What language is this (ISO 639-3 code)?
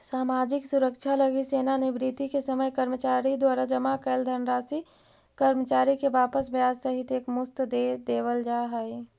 mag